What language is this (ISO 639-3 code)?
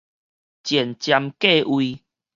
nan